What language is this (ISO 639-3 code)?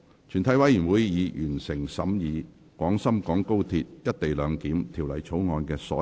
yue